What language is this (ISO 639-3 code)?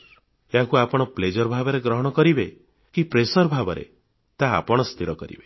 ori